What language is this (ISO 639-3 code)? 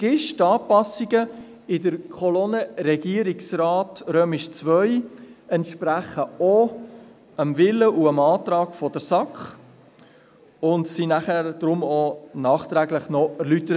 gsw